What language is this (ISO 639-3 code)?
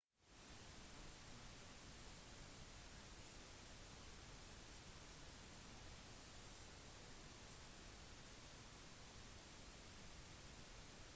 nob